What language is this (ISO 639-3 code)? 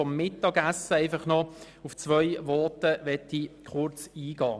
gsw